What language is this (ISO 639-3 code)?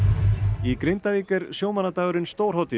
isl